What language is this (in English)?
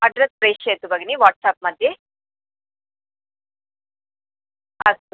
Sanskrit